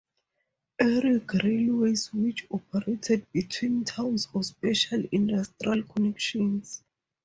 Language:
English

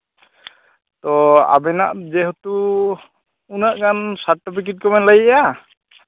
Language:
Santali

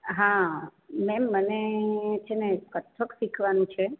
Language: Gujarati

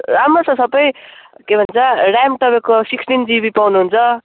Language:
Nepali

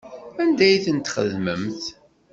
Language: Kabyle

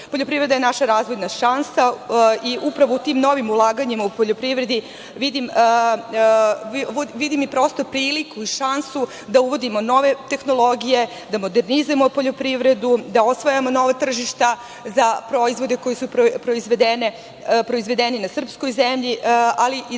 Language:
Serbian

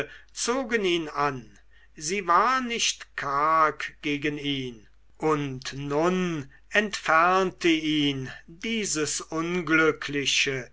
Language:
German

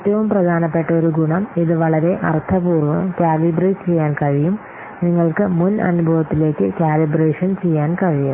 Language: Malayalam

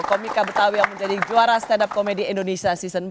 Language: Indonesian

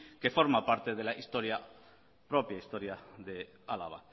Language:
Spanish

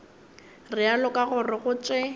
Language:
Northern Sotho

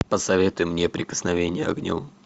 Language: Russian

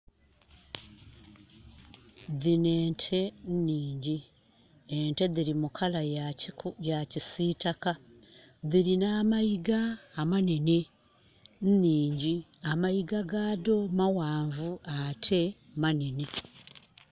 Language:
Soga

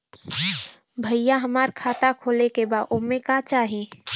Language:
Bhojpuri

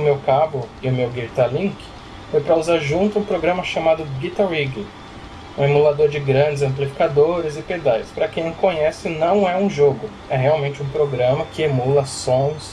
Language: Portuguese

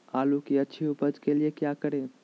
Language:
Magahi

